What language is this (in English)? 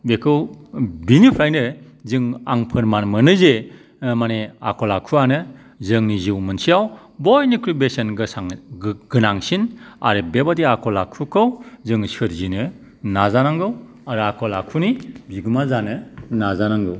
Bodo